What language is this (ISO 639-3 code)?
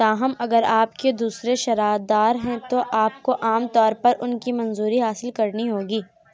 urd